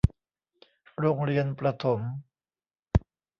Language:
Thai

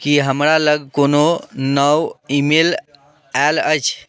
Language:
Maithili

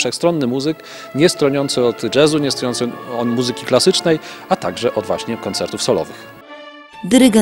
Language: Polish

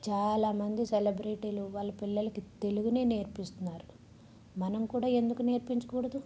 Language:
Telugu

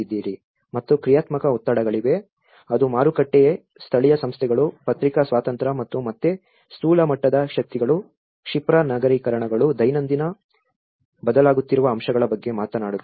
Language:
Kannada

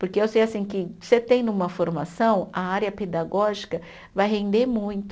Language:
Portuguese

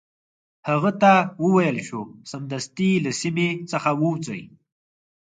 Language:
Pashto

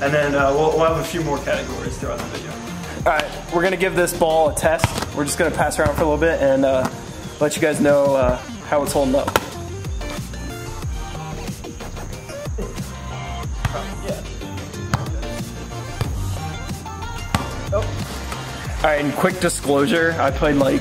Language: English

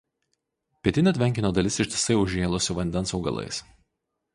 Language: Lithuanian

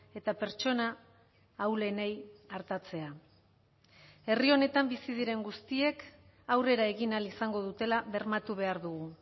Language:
Basque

